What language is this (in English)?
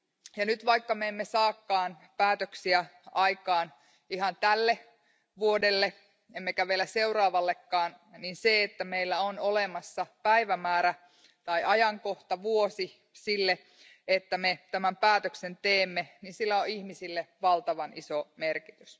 Finnish